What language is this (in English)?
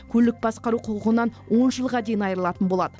Kazakh